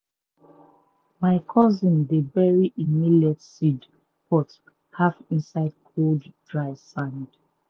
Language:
Nigerian Pidgin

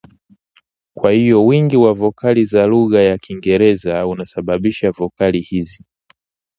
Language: Swahili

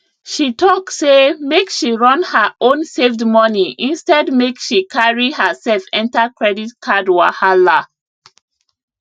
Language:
Nigerian Pidgin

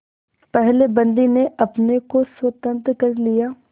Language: Hindi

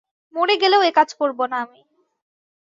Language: Bangla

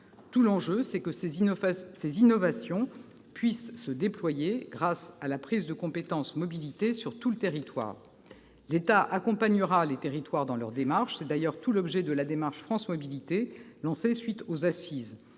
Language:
French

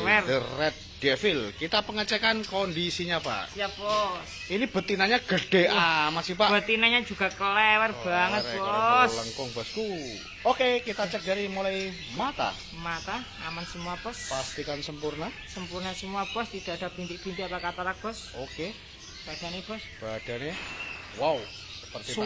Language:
Indonesian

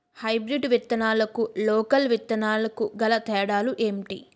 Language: Telugu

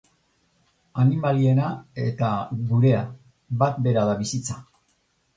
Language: Basque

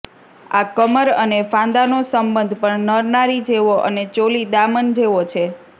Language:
Gujarati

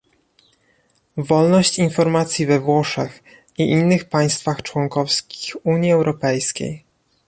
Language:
Polish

